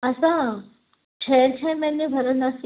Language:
Sindhi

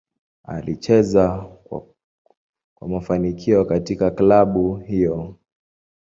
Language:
Swahili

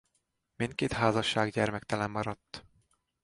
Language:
Hungarian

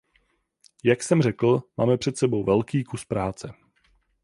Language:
Czech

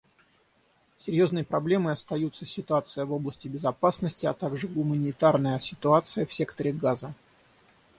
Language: Russian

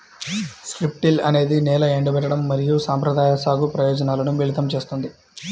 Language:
Telugu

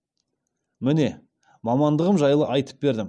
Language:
Kazakh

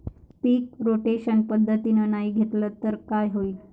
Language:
Marathi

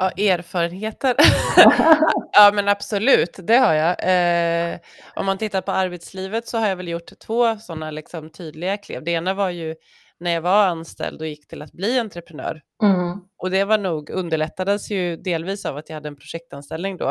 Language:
Swedish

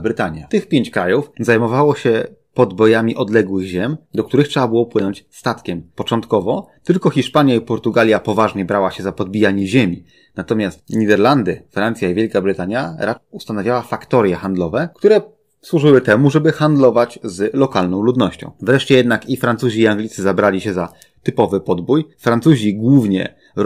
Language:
Polish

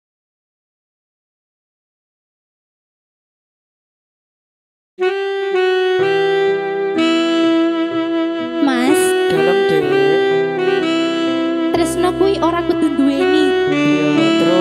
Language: Indonesian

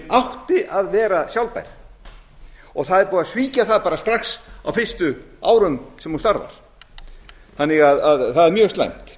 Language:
Icelandic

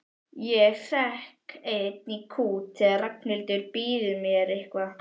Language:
Icelandic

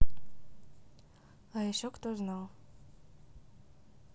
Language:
Russian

